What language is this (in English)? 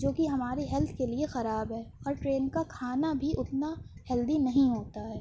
Urdu